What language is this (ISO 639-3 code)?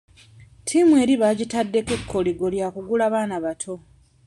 lug